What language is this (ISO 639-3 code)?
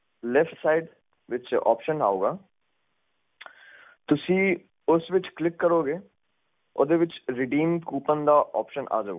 pan